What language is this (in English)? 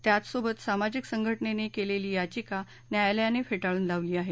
Marathi